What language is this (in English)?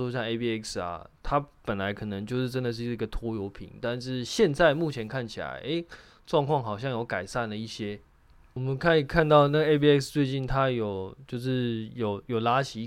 Chinese